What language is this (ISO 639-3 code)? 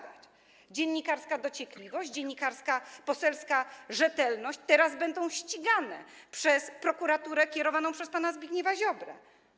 pol